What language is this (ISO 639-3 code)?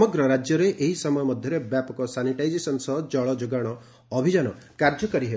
ori